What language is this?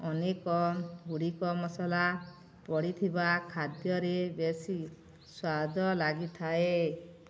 Odia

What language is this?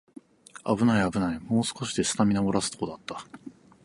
Japanese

